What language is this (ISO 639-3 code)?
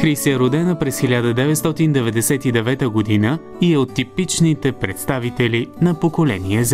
bul